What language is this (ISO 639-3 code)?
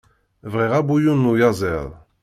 kab